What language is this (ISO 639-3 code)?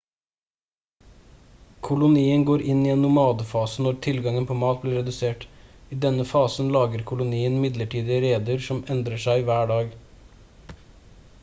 nob